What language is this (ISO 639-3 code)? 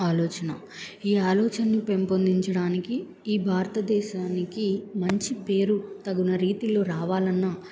tel